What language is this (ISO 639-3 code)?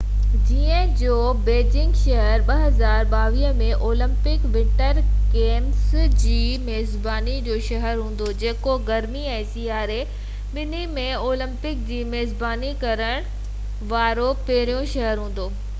snd